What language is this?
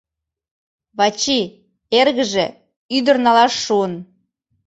Mari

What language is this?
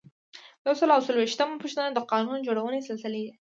Pashto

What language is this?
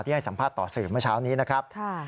Thai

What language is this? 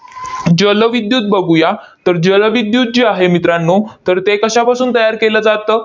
Marathi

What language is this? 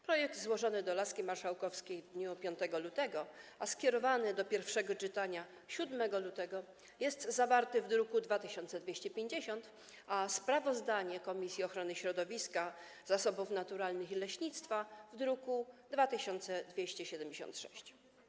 Polish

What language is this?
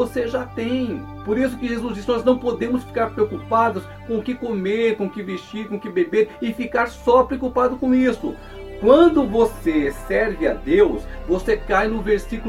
Portuguese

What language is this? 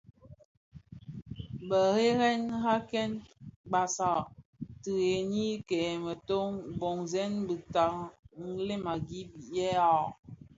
Bafia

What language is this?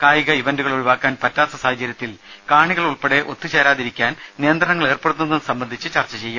Malayalam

